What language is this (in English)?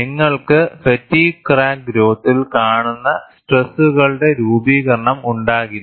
Malayalam